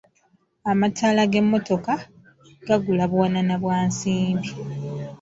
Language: Ganda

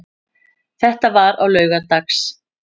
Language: Icelandic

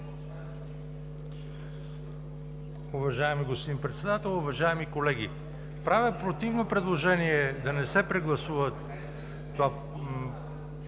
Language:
Bulgarian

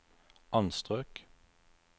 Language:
Norwegian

